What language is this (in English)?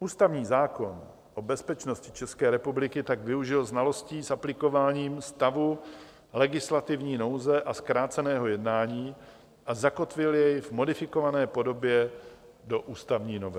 Czech